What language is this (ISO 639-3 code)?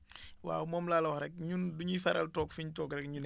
wol